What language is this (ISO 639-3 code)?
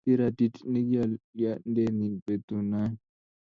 kln